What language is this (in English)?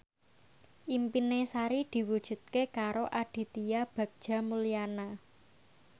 Javanese